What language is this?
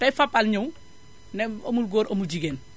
Wolof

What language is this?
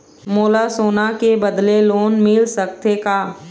Chhattisgarhi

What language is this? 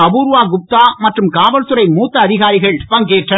Tamil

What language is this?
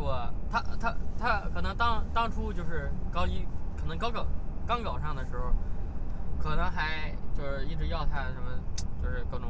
Chinese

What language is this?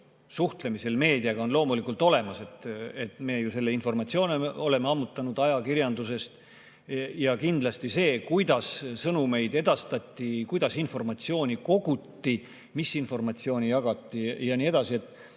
Estonian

